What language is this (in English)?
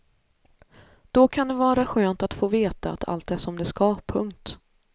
Swedish